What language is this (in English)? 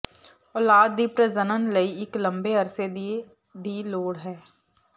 Punjabi